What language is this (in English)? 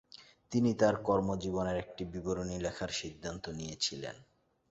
Bangla